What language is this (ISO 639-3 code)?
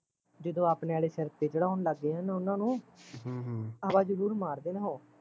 pan